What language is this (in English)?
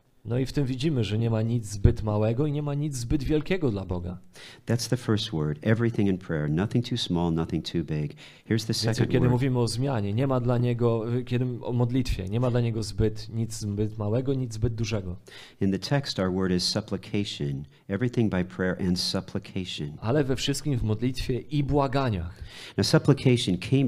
Polish